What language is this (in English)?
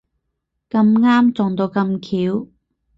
Cantonese